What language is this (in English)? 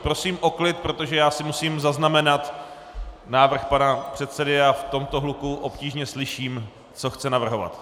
Czech